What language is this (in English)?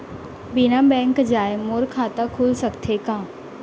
Chhattisgarhi